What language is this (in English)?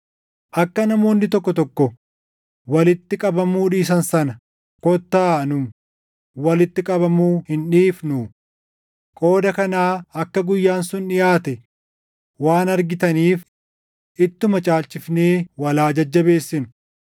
Oromo